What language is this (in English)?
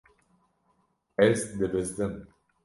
Kurdish